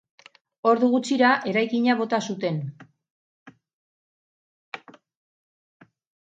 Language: Basque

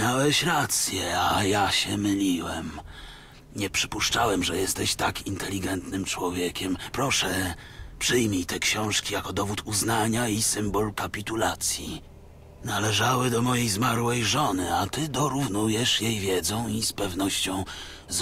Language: Polish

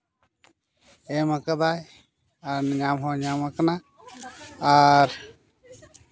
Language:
Santali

